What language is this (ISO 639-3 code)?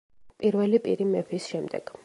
kat